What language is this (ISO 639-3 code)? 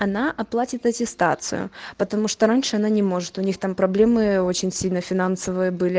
rus